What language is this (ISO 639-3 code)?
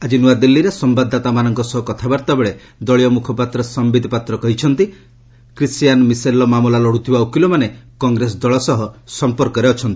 ori